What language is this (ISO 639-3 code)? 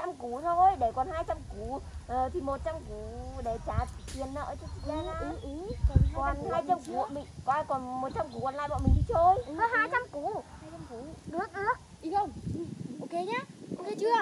vie